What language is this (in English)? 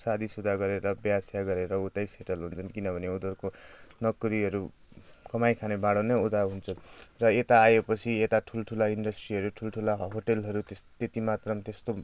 Nepali